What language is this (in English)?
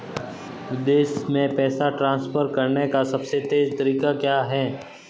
Hindi